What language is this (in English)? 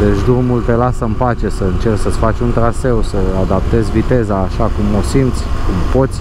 Romanian